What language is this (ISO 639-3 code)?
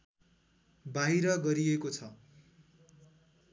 nep